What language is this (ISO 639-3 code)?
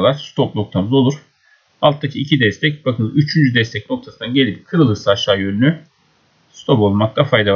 tur